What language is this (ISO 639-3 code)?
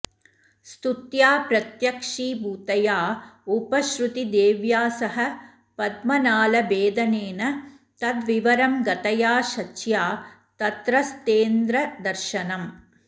san